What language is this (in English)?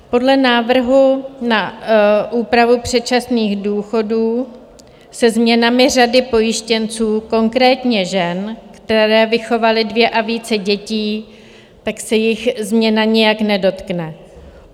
Czech